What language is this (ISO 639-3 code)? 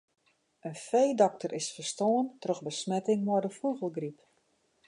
fry